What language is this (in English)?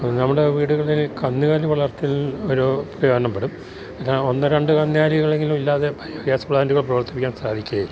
Malayalam